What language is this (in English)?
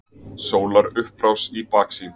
Icelandic